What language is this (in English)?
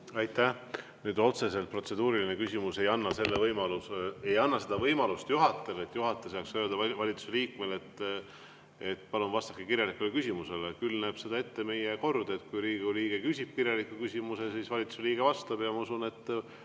Estonian